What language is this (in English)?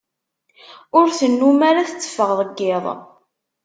Kabyle